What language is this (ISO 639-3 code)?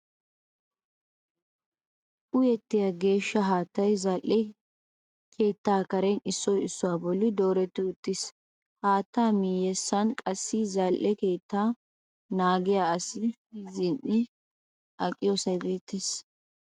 wal